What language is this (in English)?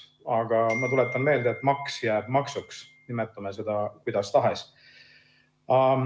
Estonian